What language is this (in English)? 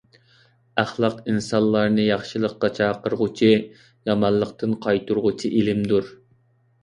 Uyghur